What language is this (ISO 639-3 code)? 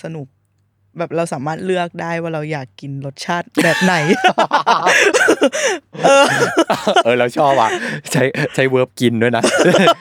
tha